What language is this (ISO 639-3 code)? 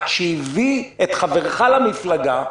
heb